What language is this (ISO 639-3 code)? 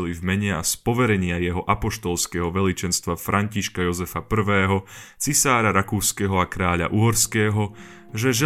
slk